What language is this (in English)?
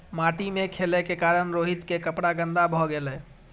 Maithili